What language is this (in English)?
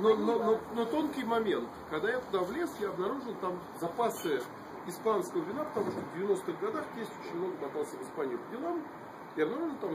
Russian